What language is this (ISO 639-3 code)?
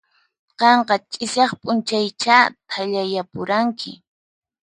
qxp